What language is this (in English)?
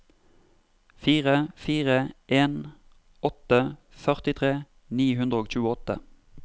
Norwegian